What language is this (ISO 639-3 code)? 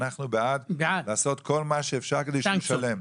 heb